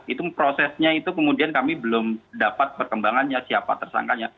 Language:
Indonesian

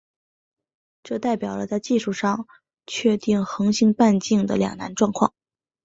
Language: Chinese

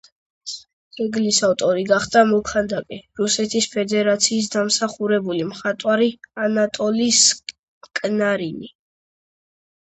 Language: Georgian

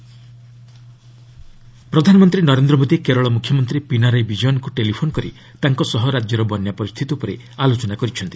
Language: Odia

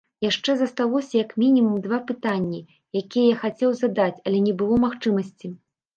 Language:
Belarusian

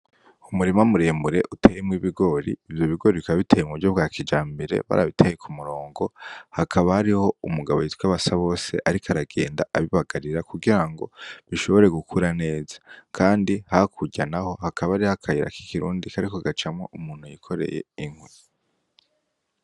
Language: Rundi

